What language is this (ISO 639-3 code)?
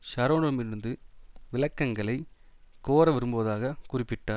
tam